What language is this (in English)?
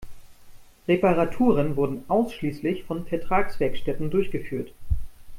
German